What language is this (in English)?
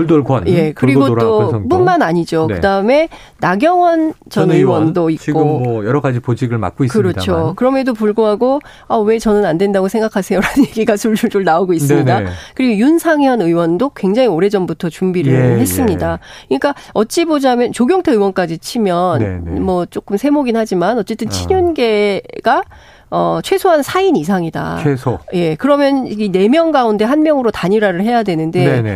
Korean